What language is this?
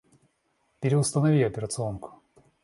Russian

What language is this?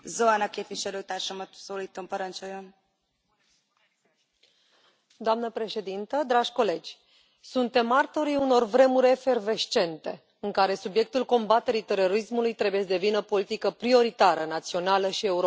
Romanian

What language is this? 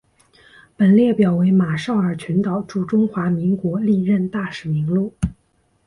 Chinese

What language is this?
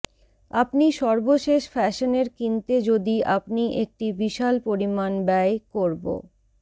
Bangla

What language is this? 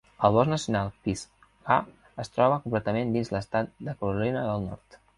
Catalan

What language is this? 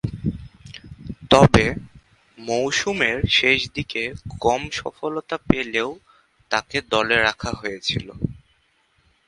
Bangla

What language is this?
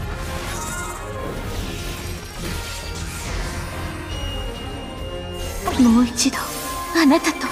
Japanese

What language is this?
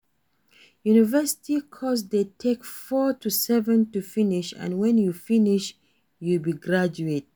Nigerian Pidgin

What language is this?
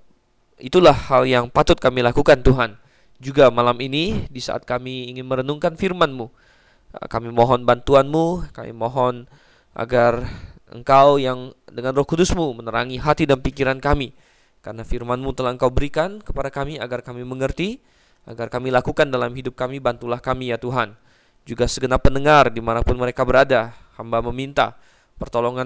Indonesian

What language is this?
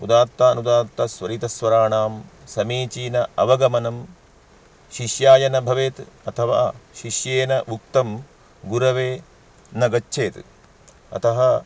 Sanskrit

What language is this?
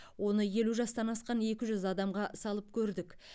Kazakh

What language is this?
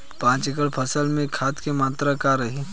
Bhojpuri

